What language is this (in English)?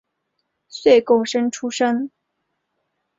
Chinese